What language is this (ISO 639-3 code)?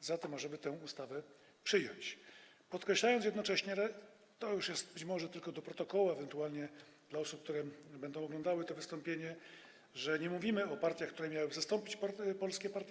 pol